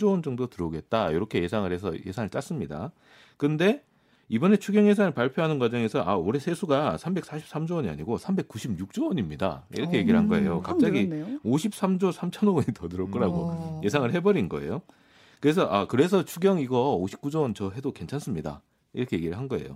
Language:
Korean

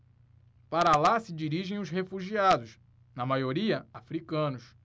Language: Portuguese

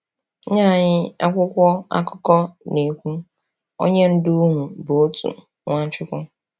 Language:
Igbo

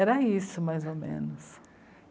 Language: Portuguese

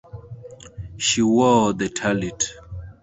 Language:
English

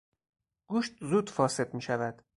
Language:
Persian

